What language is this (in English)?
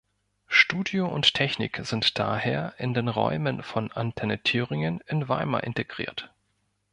German